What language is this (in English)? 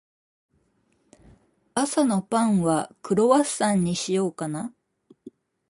Japanese